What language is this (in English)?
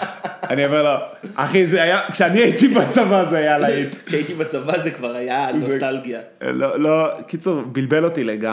Hebrew